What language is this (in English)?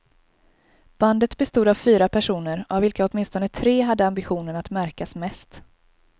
Swedish